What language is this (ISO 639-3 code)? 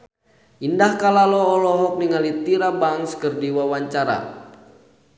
sun